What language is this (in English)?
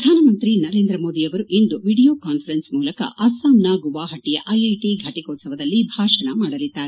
Kannada